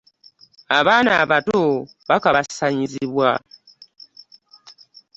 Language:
Ganda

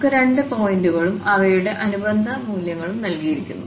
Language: Malayalam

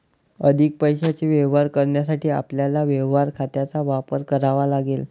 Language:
Marathi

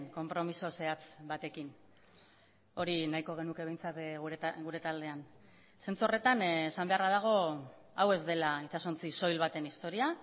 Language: Basque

